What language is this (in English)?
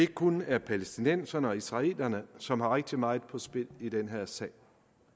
Danish